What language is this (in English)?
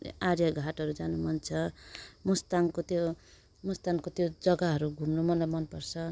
Nepali